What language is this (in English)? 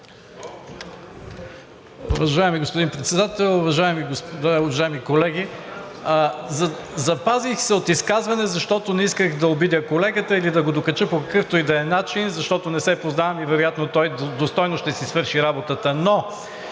Bulgarian